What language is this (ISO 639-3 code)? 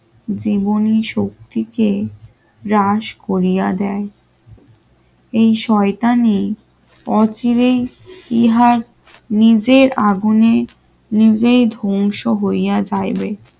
ben